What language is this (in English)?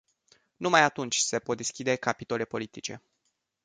Romanian